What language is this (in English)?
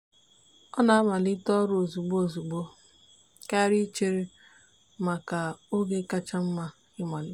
Igbo